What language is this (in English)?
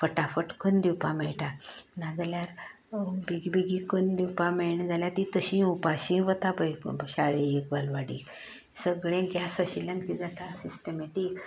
Konkani